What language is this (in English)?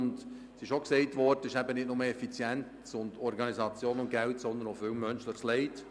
Swiss German